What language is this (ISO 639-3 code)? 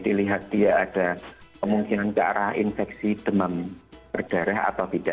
ind